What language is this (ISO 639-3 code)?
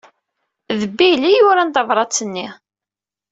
kab